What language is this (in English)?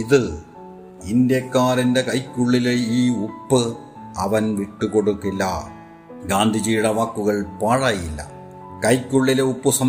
Malayalam